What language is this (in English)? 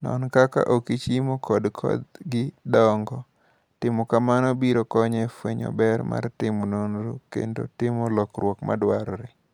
Luo (Kenya and Tanzania)